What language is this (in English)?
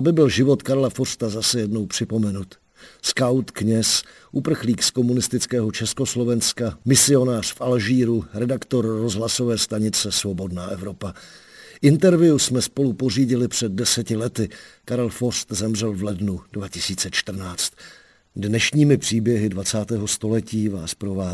Czech